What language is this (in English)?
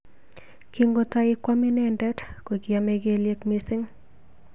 Kalenjin